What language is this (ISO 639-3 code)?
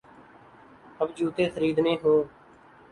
urd